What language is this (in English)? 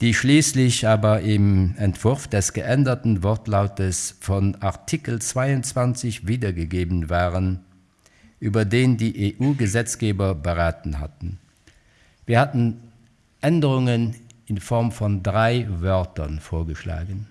German